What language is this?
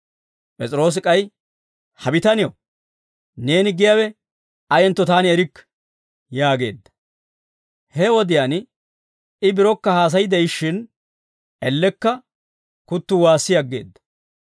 Dawro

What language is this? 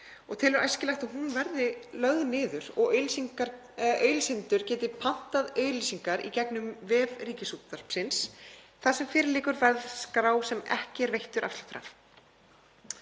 Icelandic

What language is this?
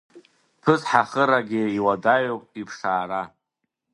Abkhazian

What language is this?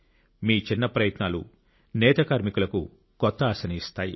Telugu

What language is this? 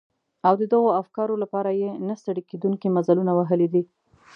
Pashto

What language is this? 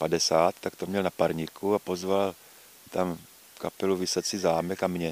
Czech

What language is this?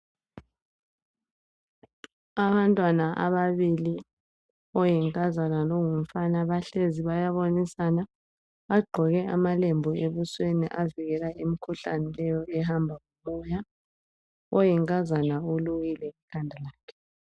North Ndebele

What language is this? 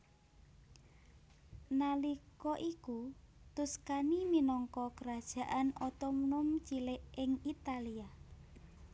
Javanese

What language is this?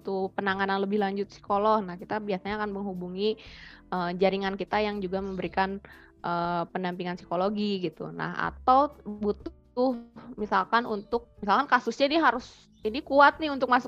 Indonesian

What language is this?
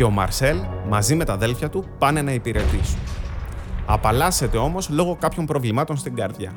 Greek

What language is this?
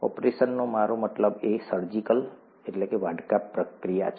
Gujarati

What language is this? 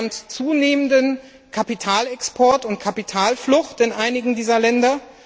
German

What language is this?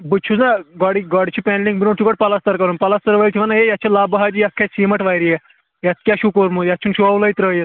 Kashmiri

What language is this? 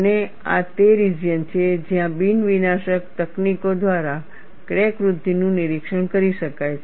Gujarati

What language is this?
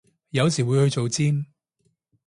Cantonese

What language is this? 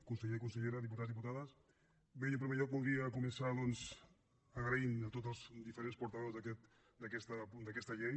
Catalan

